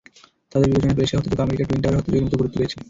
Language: Bangla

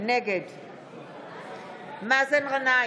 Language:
Hebrew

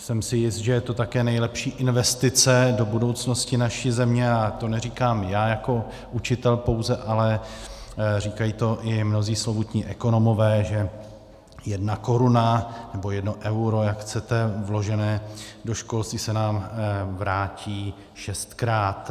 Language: Czech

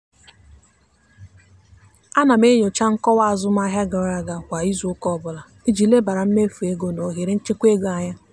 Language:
Igbo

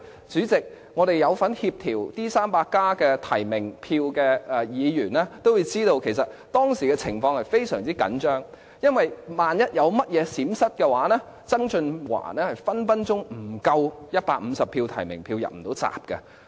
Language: Cantonese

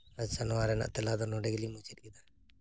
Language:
Santali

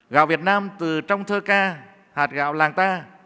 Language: Vietnamese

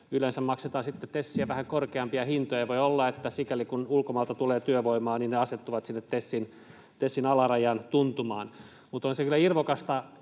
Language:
Finnish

